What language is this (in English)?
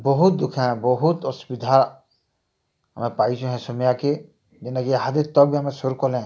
Odia